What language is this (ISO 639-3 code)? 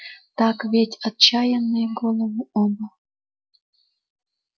rus